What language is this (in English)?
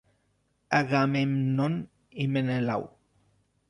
Catalan